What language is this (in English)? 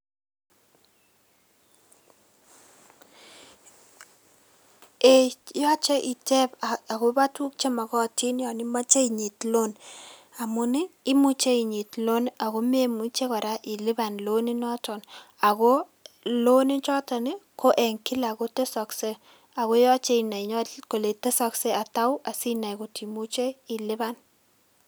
Kalenjin